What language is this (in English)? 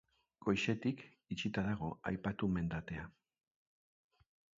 Basque